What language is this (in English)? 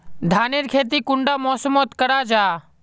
Magahi